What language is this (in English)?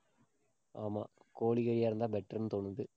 Tamil